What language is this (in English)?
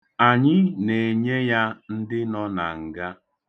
Igbo